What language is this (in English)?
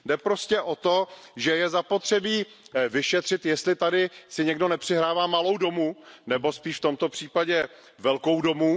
Czech